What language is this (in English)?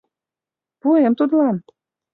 Mari